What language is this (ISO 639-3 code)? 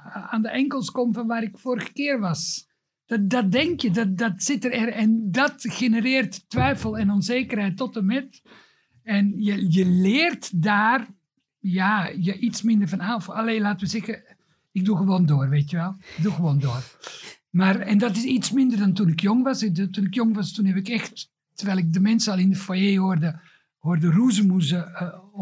nld